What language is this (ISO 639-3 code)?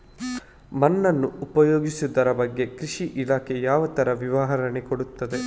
kan